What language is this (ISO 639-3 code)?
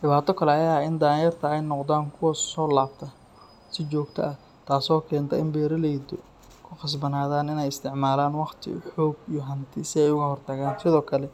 som